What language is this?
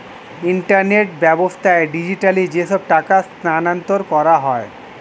Bangla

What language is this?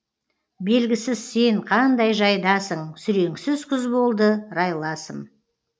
Kazakh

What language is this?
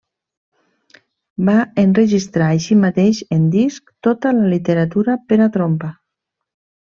Catalan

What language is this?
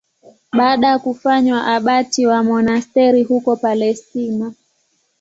Swahili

